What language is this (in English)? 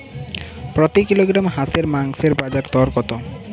Bangla